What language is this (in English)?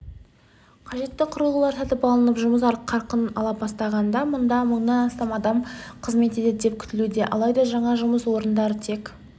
Kazakh